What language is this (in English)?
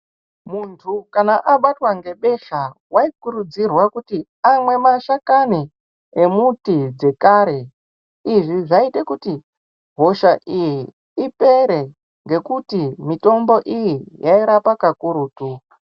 Ndau